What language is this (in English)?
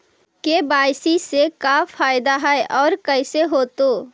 Magahi